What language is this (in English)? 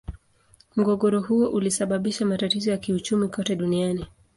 Swahili